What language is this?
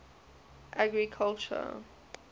English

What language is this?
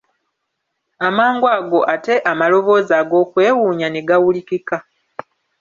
Ganda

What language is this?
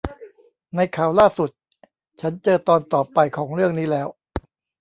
Thai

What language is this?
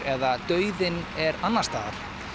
Icelandic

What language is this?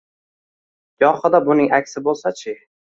Uzbek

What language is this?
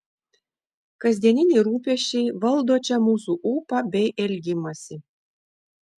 Lithuanian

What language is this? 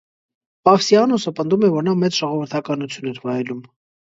Armenian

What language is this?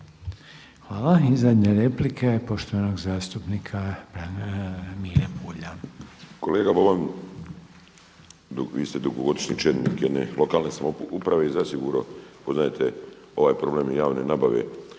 Croatian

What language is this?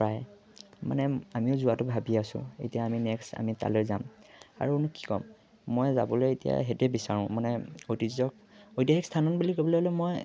Assamese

